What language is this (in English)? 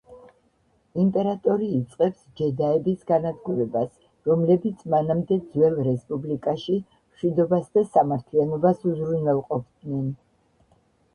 Georgian